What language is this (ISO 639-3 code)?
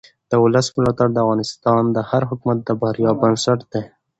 pus